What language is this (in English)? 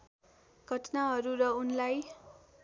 Nepali